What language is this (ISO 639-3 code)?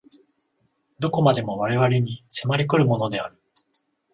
jpn